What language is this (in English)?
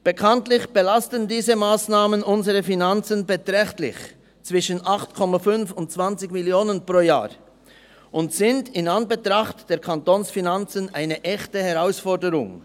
Swiss German